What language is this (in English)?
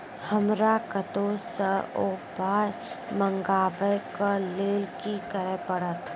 Maithili